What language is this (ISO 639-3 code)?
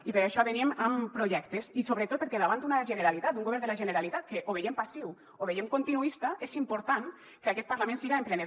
cat